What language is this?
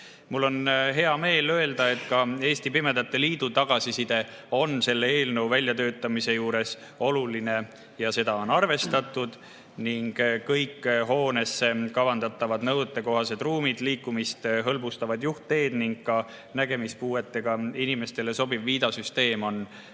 Estonian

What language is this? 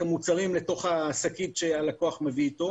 Hebrew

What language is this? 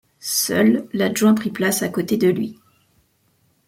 French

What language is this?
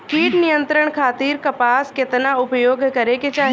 Bhojpuri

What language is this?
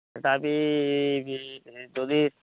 Odia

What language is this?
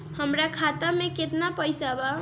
Bhojpuri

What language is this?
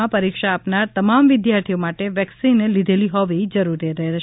Gujarati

